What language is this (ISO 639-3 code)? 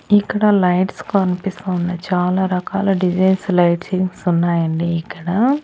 tel